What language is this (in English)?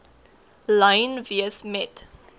Afrikaans